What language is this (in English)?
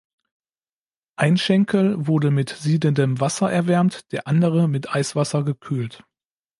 German